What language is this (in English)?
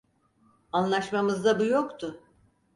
Turkish